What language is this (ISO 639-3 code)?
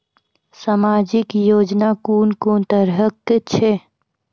mai